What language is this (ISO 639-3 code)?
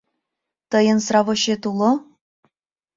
chm